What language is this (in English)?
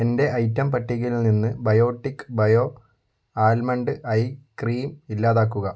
Malayalam